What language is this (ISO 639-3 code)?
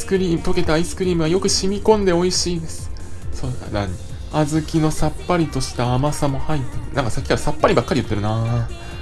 jpn